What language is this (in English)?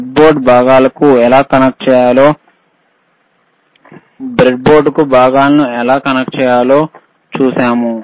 Telugu